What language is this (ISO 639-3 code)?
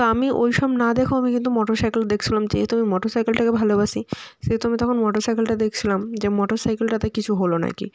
ben